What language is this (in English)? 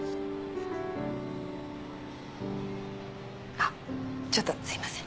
Japanese